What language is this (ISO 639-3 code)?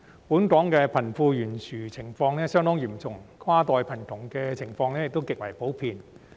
yue